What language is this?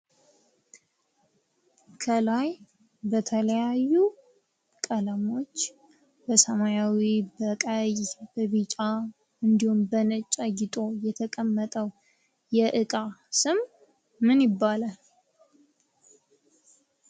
Amharic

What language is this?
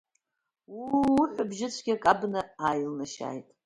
Abkhazian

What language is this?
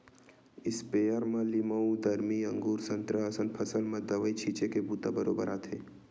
Chhattisgarhi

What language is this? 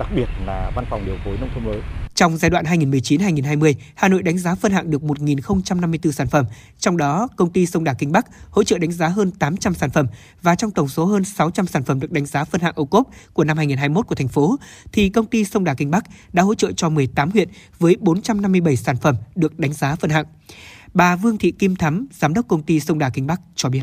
Vietnamese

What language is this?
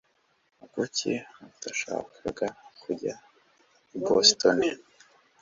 Kinyarwanda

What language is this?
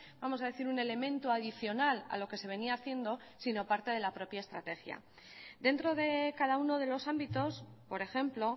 Spanish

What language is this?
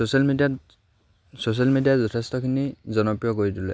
Assamese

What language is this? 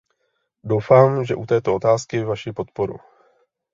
Czech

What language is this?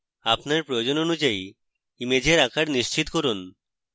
Bangla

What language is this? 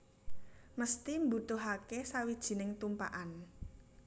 Javanese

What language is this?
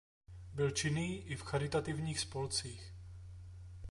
Czech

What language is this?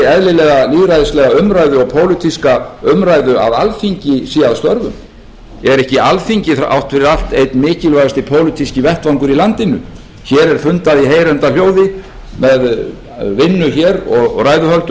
Icelandic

